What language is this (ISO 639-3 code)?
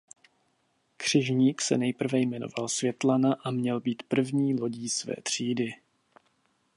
ces